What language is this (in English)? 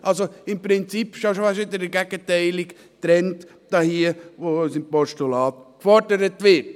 Swiss German